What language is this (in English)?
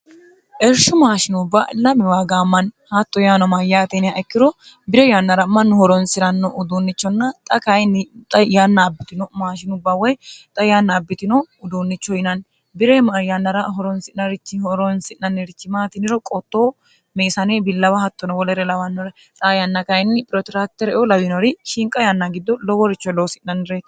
Sidamo